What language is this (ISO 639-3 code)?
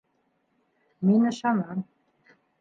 bak